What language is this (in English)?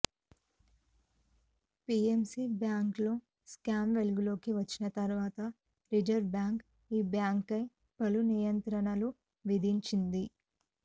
Telugu